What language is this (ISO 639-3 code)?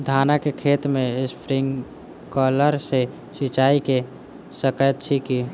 mai